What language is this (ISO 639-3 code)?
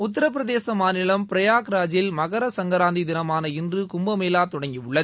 tam